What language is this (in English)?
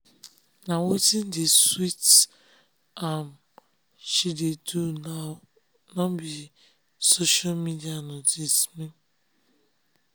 Nigerian Pidgin